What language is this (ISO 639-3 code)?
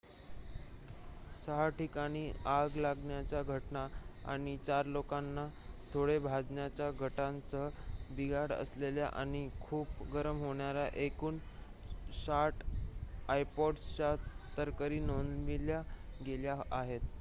mar